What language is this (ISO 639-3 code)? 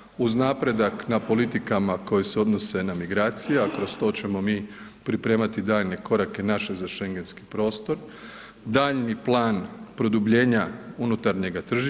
hrv